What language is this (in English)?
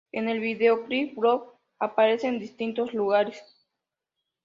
Spanish